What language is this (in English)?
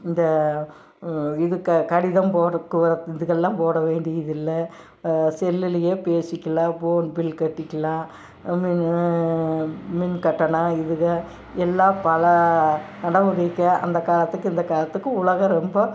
Tamil